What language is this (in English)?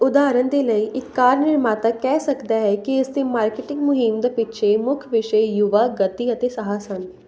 Punjabi